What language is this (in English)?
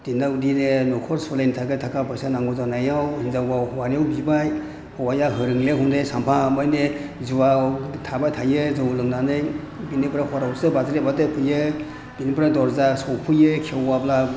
Bodo